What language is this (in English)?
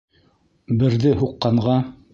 Bashkir